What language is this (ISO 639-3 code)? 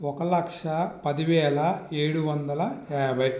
tel